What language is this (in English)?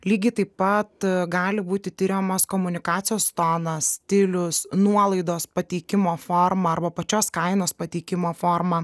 Lithuanian